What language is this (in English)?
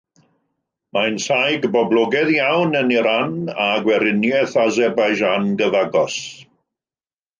Welsh